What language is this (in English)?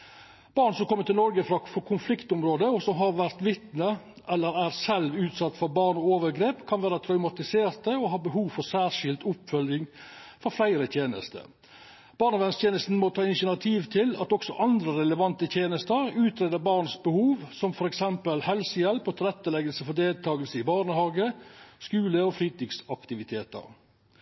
Norwegian Nynorsk